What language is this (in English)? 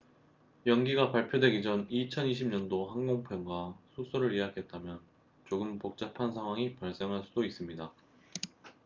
Korean